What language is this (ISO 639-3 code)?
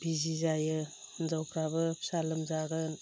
brx